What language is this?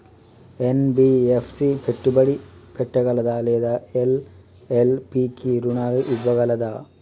Telugu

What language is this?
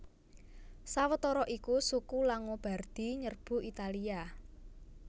Javanese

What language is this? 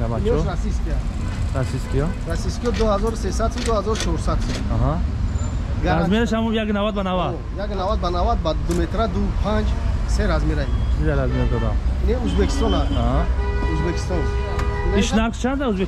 Turkish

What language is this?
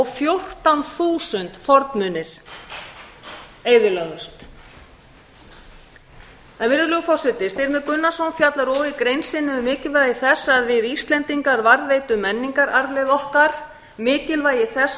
Icelandic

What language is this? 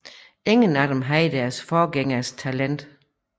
Danish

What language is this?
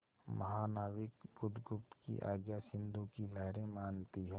Hindi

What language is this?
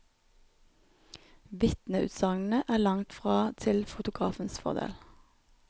Norwegian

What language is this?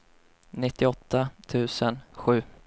Swedish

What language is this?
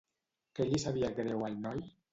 Catalan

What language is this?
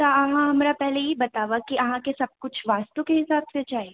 Maithili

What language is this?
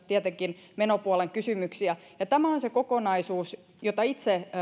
Finnish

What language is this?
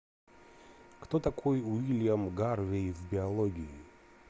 Russian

